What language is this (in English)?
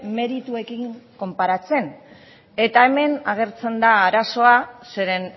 Basque